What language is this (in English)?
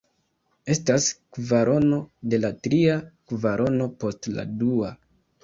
Esperanto